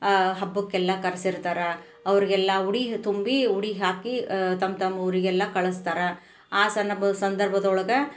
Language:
Kannada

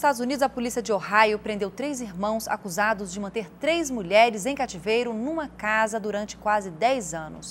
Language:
Portuguese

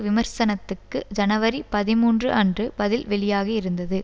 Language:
Tamil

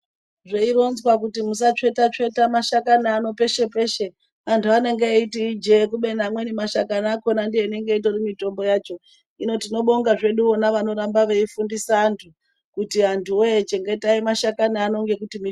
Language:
Ndau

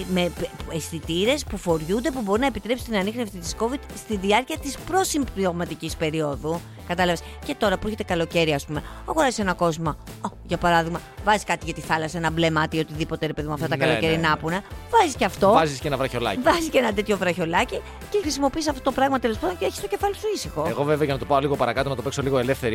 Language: Greek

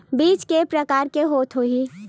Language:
Chhattisgarhi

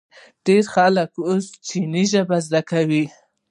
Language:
Pashto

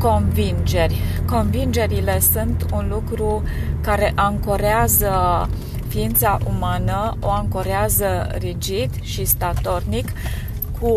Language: Romanian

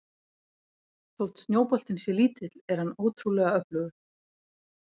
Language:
Icelandic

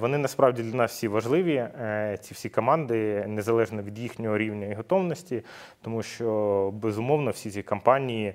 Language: Ukrainian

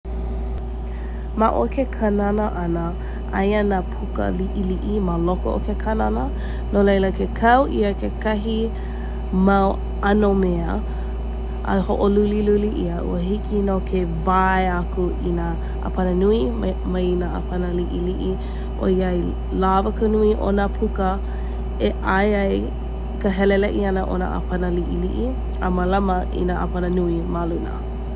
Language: Hawaiian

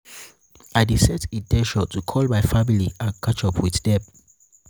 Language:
Nigerian Pidgin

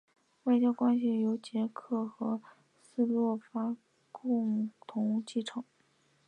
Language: Chinese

